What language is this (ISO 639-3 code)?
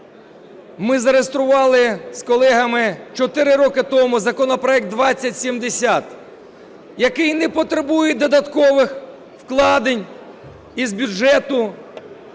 ukr